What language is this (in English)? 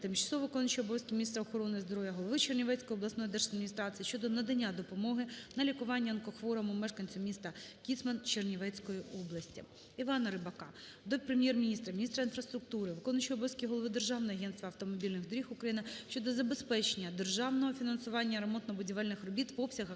Ukrainian